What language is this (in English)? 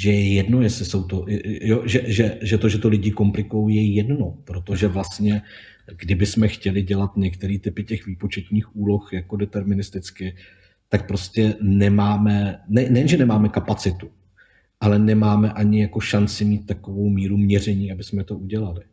Czech